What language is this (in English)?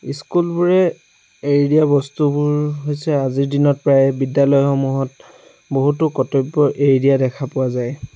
Assamese